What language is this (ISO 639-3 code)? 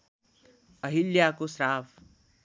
nep